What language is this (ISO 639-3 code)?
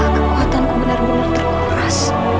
ind